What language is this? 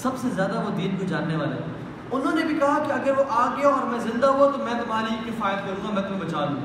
Urdu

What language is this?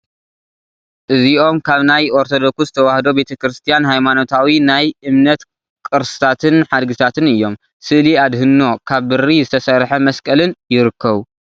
Tigrinya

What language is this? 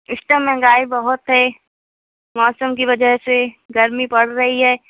Urdu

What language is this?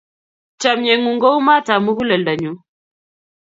Kalenjin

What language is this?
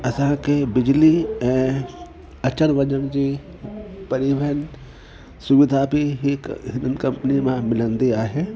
Sindhi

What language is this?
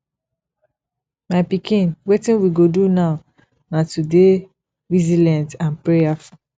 Nigerian Pidgin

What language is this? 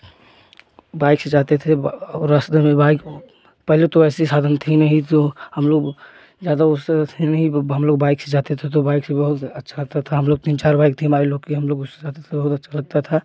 Hindi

